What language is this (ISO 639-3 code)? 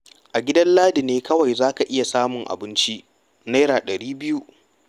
hau